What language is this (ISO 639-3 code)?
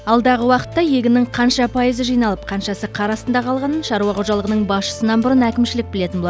kaz